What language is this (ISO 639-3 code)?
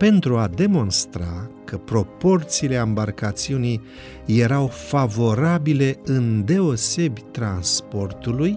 ron